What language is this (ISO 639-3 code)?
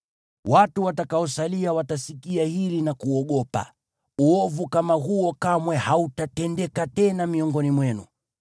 swa